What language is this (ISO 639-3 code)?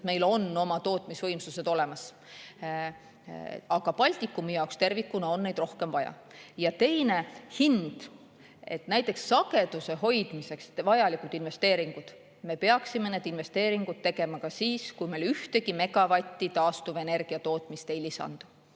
est